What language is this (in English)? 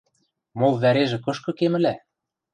Western Mari